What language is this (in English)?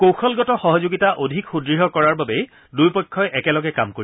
Assamese